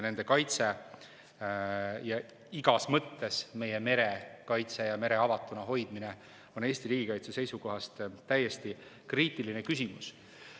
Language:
Estonian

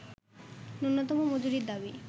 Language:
Bangla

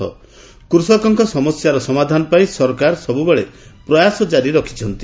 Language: Odia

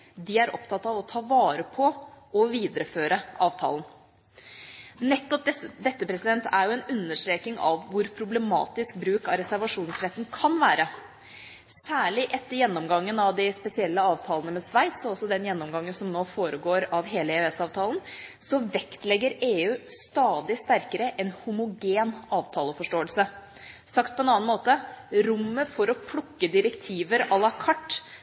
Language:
Norwegian Bokmål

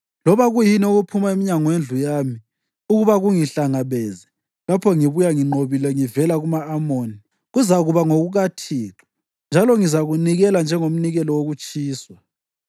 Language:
North Ndebele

